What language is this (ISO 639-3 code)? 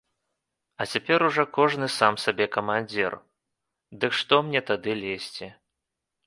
bel